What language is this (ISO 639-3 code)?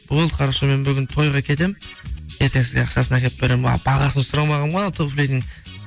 kaz